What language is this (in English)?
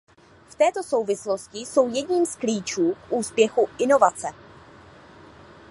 Czech